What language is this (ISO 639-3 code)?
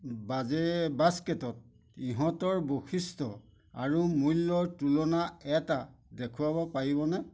asm